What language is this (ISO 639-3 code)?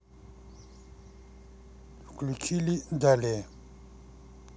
rus